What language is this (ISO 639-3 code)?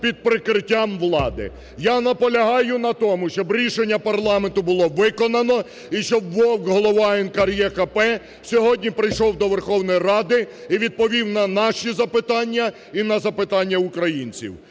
ukr